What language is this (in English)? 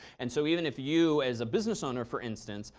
English